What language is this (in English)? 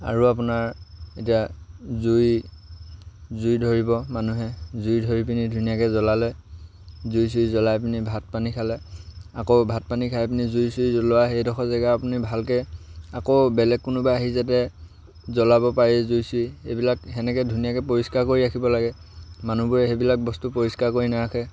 Assamese